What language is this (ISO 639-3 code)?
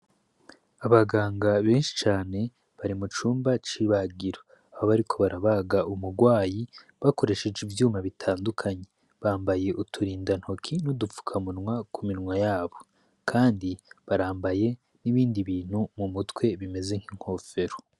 run